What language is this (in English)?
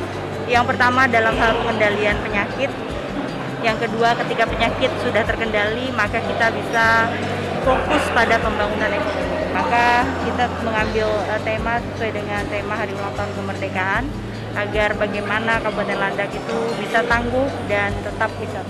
Indonesian